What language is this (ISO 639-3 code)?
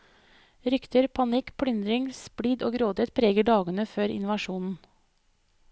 nor